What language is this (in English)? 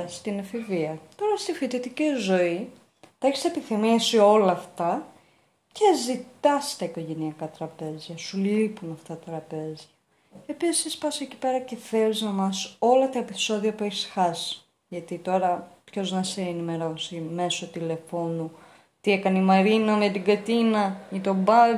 Greek